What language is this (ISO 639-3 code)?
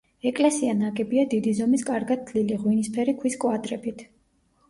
kat